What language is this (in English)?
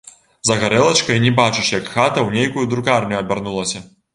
Belarusian